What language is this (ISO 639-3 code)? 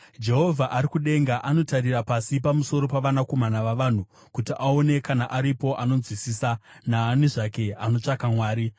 sna